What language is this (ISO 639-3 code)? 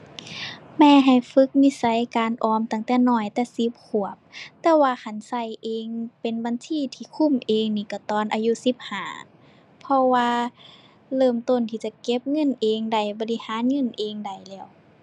tha